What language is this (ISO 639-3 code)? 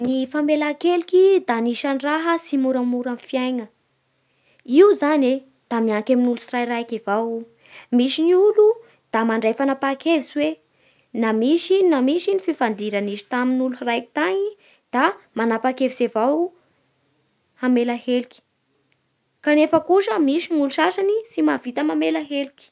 bhr